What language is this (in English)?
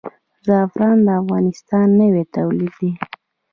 Pashto